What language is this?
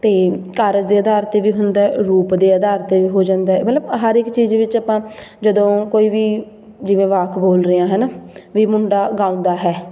Punjabi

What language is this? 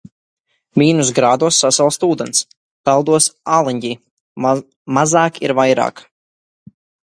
Latvian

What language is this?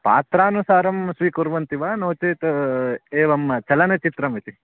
Sanskrit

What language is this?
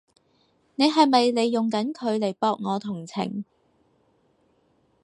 Cantonese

